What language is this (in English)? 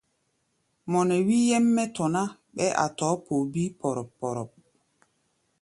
Gbaya